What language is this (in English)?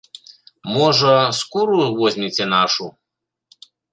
Belarusian